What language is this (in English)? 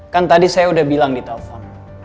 Indonesian